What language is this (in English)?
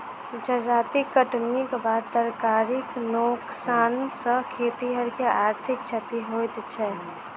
Maithili